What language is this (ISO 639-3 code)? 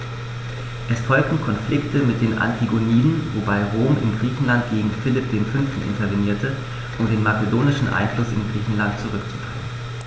deu